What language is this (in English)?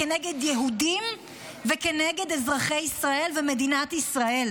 Hebrew